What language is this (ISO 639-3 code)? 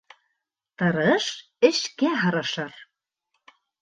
bak